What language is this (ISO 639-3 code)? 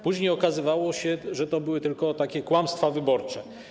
pol